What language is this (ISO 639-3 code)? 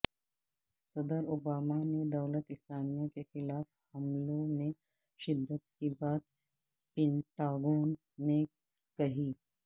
urd